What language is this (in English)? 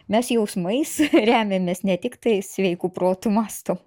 Lithuanian